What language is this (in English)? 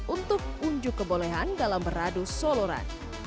Indonesian